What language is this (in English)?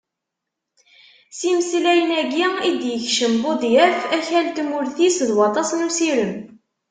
Kabyle